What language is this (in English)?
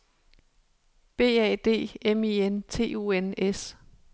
Danish